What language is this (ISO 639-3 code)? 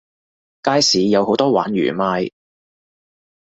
yue